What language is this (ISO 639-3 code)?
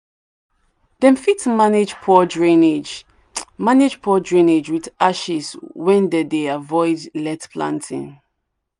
pcm